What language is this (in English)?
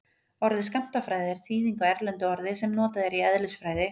Icelandic